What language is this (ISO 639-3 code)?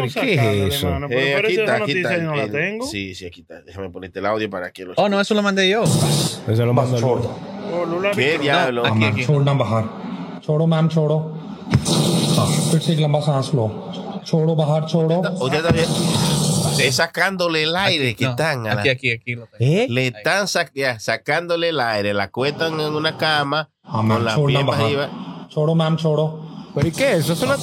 spa